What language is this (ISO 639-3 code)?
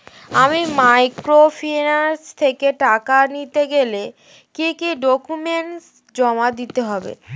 ben